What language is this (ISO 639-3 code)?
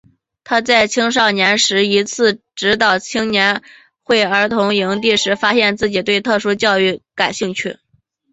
zho